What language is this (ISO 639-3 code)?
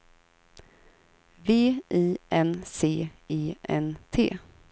swe